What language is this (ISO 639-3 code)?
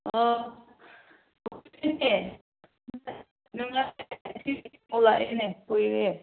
mni